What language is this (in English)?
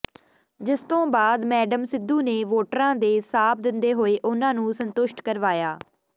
Punjabi